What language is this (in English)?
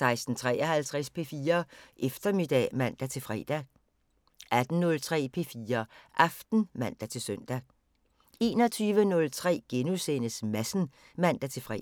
Danish